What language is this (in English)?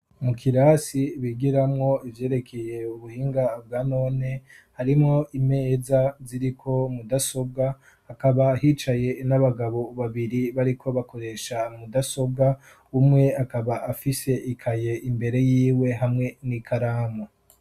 Rundi